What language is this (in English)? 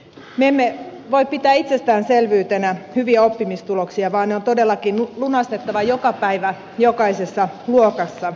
Finnish